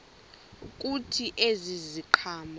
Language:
Xhosa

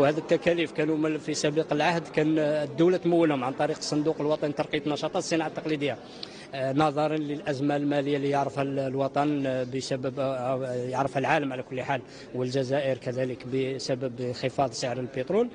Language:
Arabic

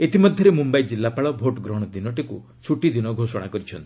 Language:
Odia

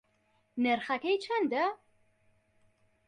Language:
Central Kurdish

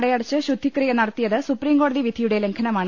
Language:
Malayalam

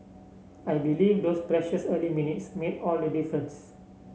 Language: English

